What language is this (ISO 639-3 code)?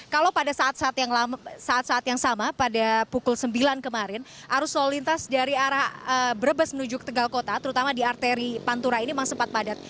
ind